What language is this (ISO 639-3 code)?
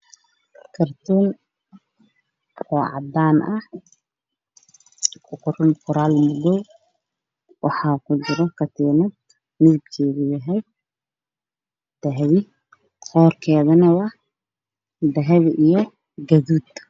som